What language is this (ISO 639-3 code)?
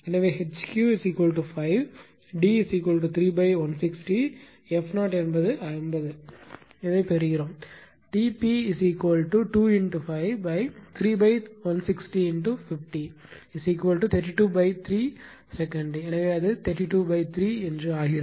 tam